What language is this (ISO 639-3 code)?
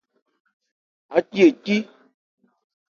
ebr